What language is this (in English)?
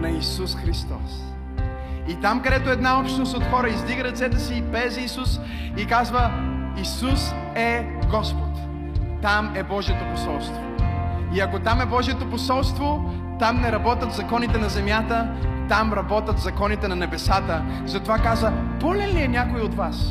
Bulgarian